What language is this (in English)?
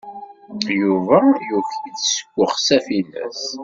Kabyle